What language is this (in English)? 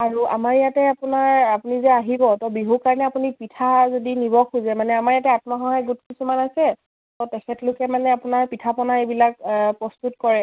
Assamese